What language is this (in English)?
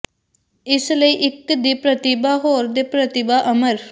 Punjabi